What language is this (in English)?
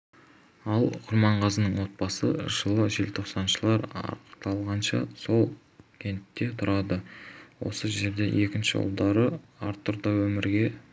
Kazakh